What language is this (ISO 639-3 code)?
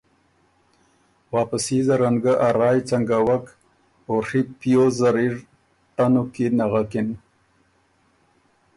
oru